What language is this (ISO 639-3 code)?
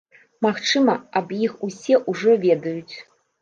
bel